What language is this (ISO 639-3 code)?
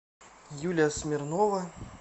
rus